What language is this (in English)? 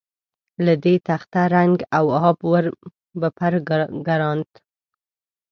Pashto